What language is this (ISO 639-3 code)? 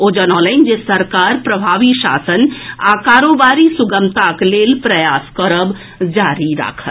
mai